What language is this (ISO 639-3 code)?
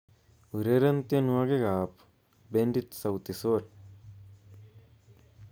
kln